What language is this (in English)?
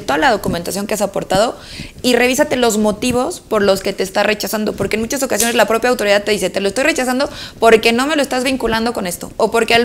Spanish